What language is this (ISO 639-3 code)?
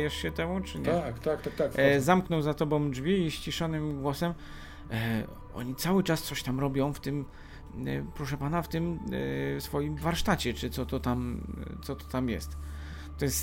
pol